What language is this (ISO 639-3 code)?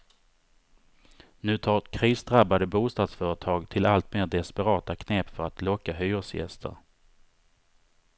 swe